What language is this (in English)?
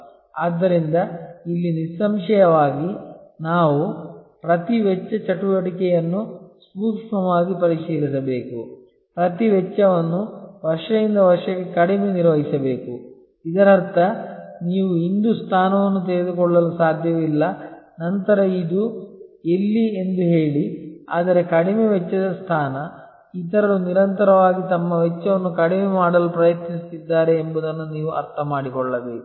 Kannada